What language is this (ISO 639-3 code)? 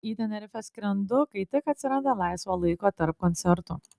lit